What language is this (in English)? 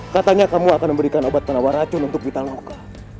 Indonesian